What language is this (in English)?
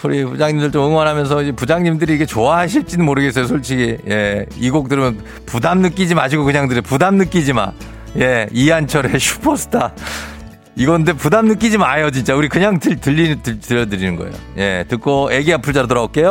Korean